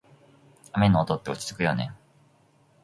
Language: Japanese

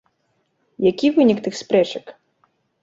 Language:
Belarusian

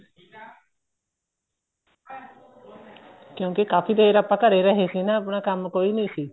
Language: Punjabi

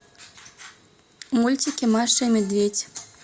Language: Russian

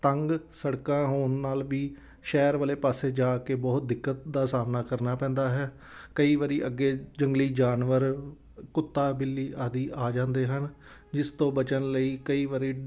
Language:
Punjabi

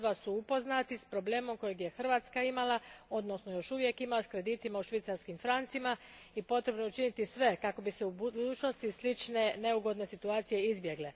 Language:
Croatian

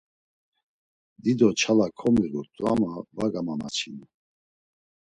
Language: Laz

